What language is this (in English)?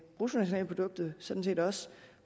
Danish